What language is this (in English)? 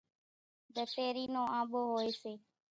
Kachi Koli